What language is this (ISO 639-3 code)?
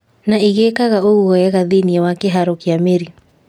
kik